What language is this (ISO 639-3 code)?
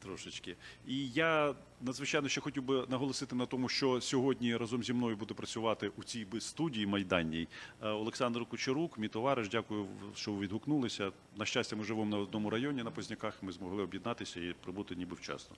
ukr